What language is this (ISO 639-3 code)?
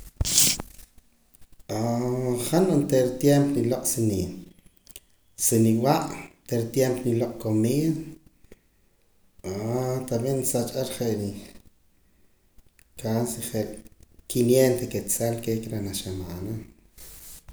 poc